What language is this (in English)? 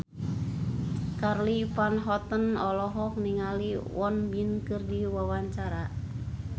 Sundanese